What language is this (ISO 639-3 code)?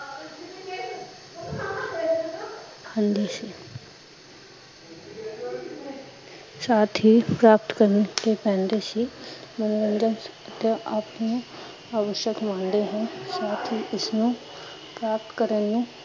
pan